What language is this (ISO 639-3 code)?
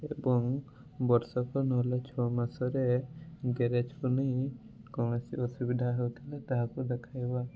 ori